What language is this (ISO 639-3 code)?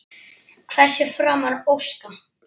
isl